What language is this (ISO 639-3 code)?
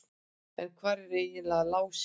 isl